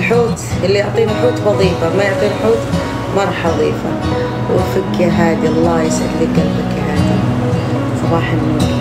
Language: Arabic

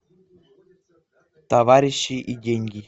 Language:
Russian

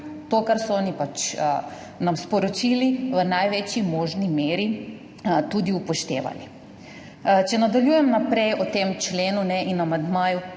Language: Slovenian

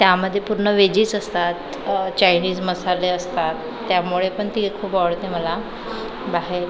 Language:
Marathi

